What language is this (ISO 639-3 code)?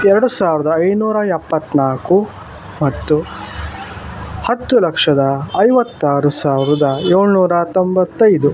kan